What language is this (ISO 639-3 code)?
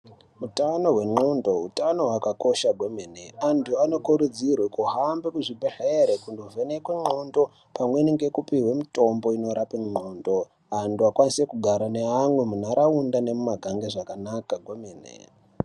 ndc